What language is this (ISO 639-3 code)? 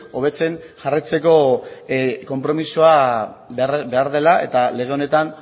eus